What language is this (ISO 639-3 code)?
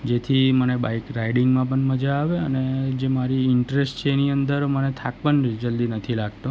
guj